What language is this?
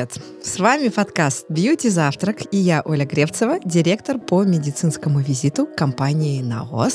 Russian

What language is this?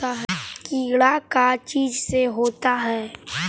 Magahi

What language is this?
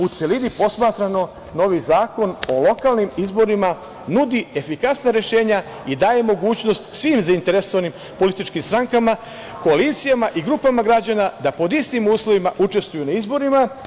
Serbian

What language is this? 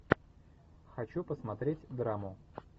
Russian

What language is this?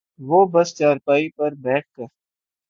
Urdu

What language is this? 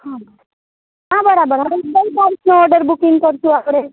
Gujarati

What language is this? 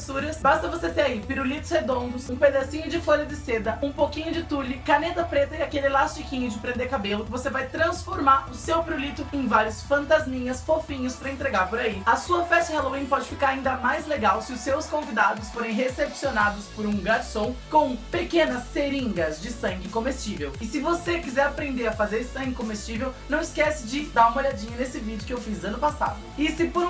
Portuguese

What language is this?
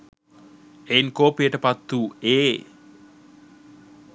Sinhala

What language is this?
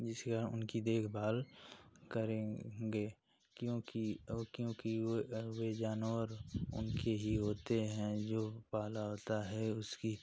Hindi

